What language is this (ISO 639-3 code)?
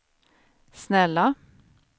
swe